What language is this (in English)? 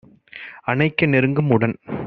Tamil